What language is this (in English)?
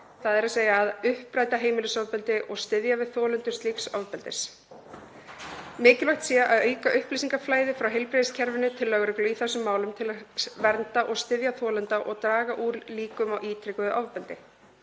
Icelandic